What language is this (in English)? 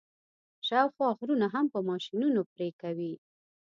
Pashto